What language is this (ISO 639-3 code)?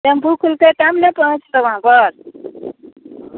mai